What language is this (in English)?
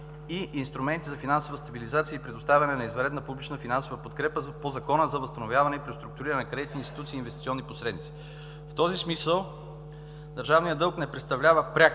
Bulgarian